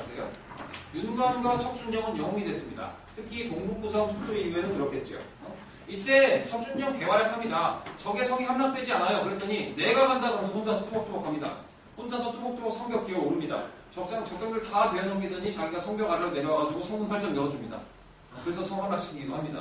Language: Korean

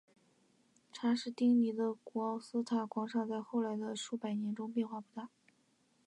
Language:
Chinese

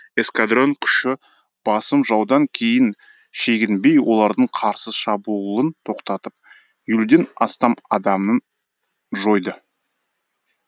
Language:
Kazakh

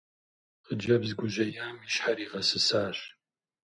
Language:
Kabardian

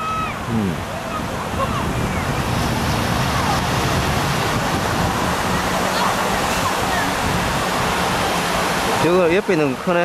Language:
Korean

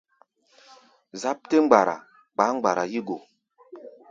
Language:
Gbaya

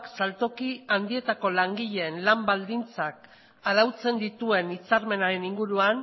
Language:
Basque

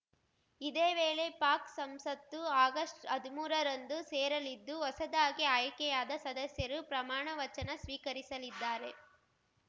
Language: Kannada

